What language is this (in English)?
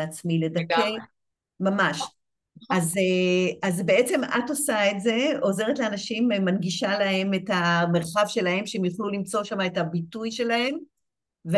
Hebrew